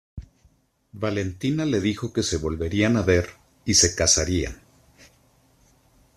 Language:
Spanish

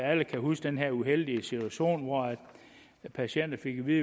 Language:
Danish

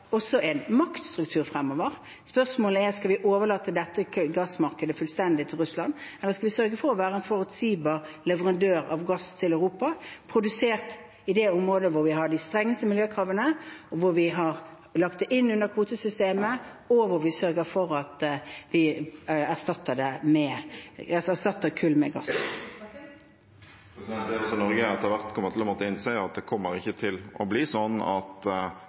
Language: Norwegian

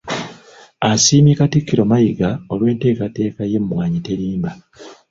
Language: Ganda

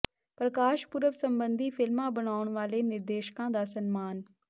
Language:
Punjabi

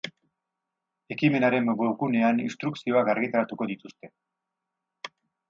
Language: Basque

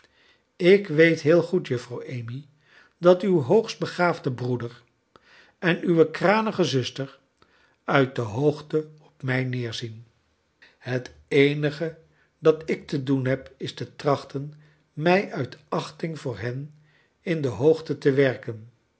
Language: Dutch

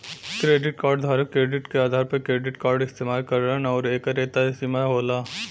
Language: Bhojpuri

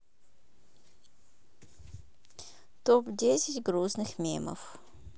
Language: Russian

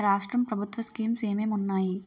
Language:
Telugu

